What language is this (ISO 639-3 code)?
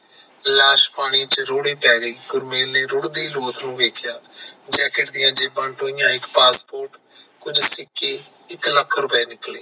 pan